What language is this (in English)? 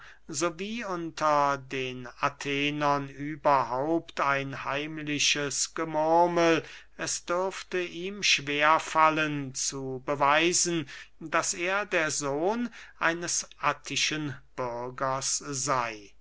German